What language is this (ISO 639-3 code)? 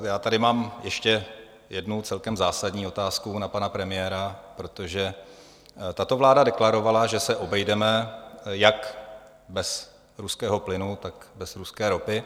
ces